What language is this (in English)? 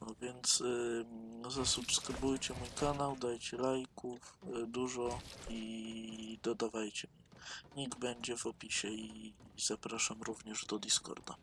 Polish